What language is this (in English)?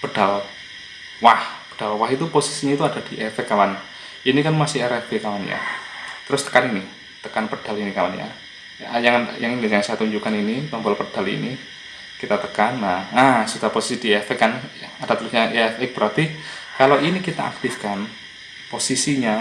Indonesian